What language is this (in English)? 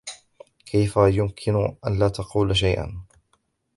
Arabic